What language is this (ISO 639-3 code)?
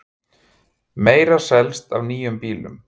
isl